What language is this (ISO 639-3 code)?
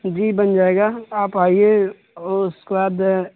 urd